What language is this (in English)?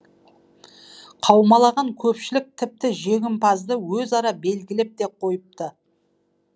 Kazakh